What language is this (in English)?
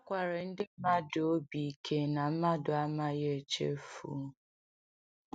Igbo